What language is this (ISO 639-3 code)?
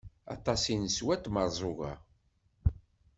kab